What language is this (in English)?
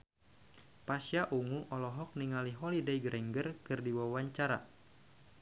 Sundanese